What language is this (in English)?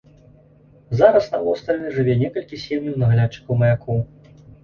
Belarusian